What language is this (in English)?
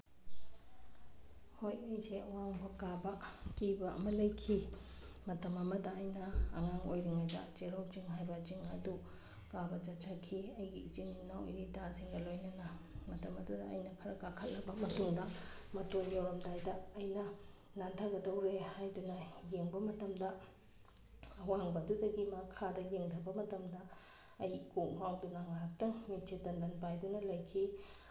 Manipuri